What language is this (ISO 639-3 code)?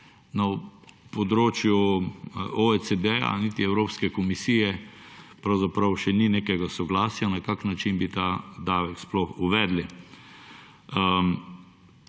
slv